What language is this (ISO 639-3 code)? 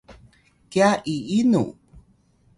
tay